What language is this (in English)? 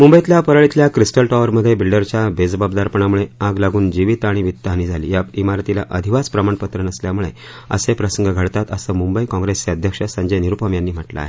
Marathi